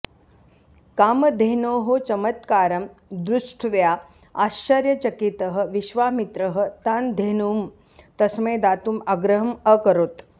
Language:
Sanskrit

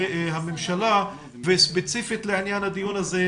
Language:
Hebrew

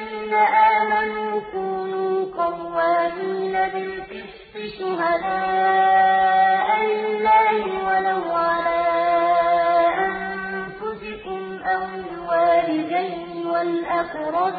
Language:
Arabic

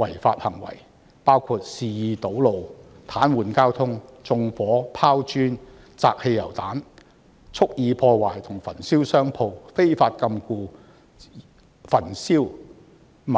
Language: Cantonese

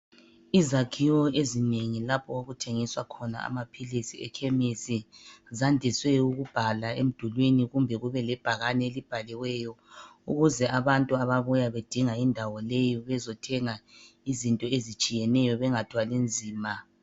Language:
North Ndebele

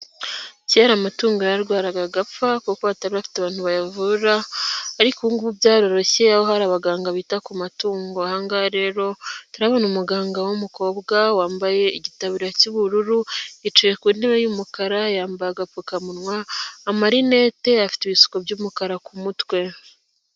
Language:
Kinyarwanda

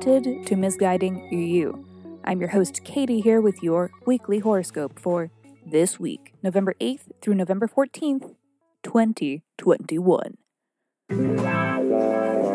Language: English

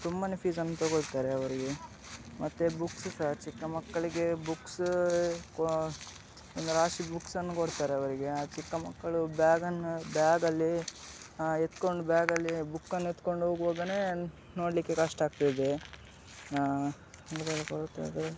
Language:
Kannada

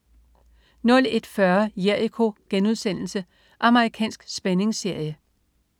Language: Danish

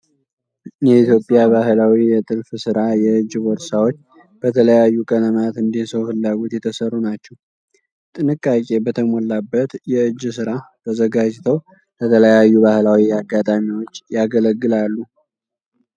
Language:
Amharic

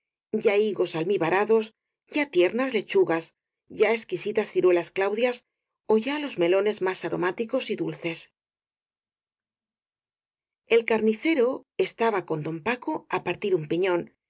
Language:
Spanish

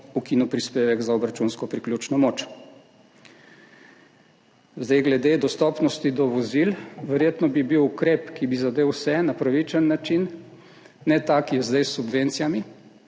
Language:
Slovenian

